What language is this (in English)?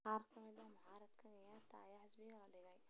Somali